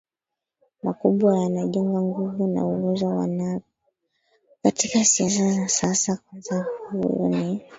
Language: Swahili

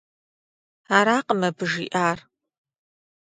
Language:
Kabardian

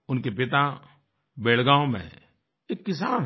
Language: Hindi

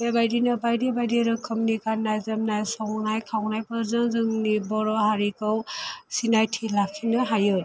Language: Bodo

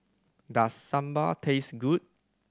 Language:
English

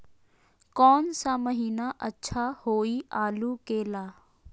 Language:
Magahi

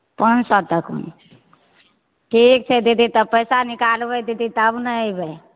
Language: Maithili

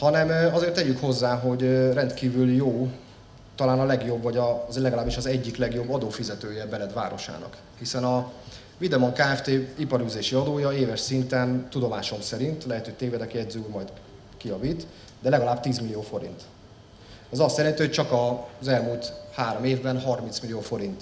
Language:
Hungarian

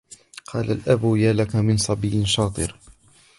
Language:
Arabic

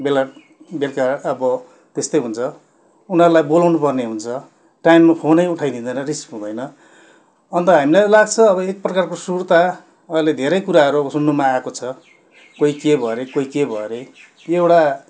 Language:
Nepali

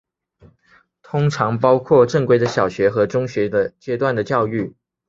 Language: Chinese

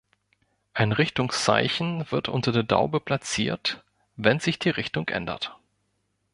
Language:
German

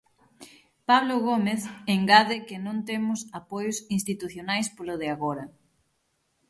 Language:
Galician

